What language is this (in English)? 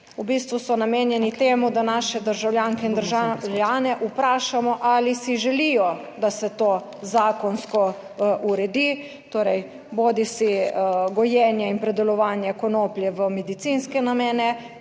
Slovenian